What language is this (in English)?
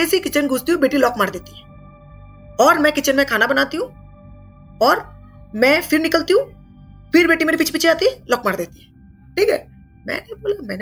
Hindi